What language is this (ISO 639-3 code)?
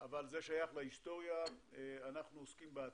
heb